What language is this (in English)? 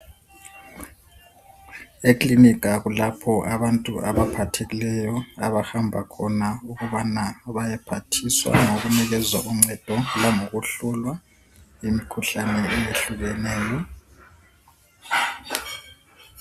North Ndebele